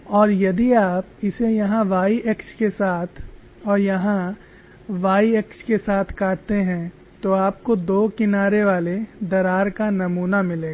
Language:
Hindi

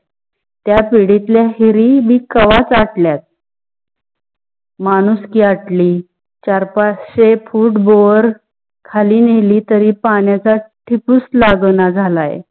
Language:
Marathi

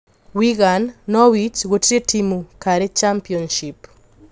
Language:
Kikuyu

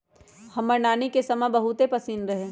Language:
Magahi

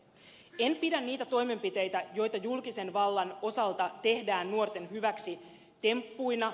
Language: Finnish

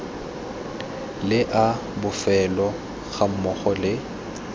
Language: Tswana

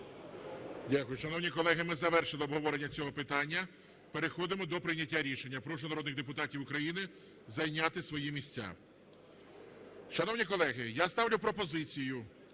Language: Ukrainian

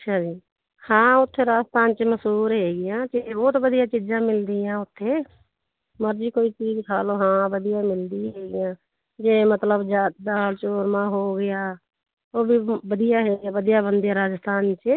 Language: Punjabi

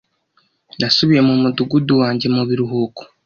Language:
Kinyarwanda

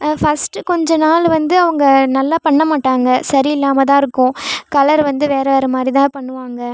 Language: Tamil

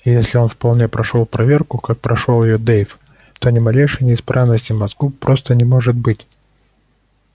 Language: Russian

